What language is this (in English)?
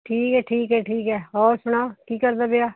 Punjabi